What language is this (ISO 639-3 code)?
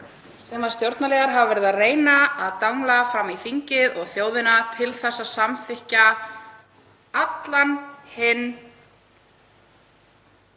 isl